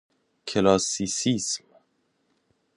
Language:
Persian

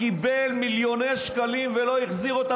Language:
Hebrew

